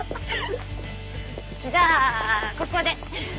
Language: Japanese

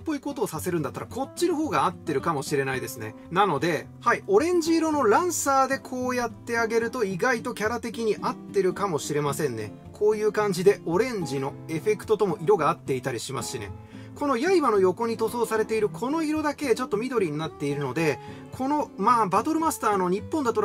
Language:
Japanese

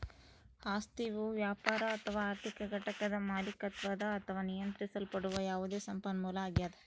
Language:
Kannada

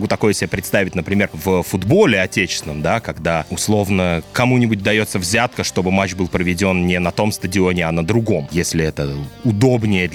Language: Russian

